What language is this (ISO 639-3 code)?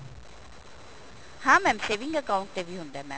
pan